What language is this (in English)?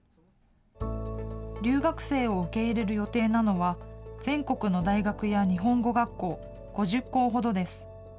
Japanese